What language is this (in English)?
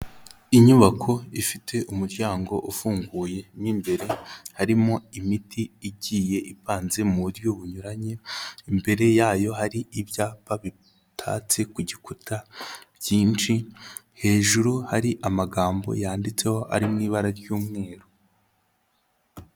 Kinyarwanda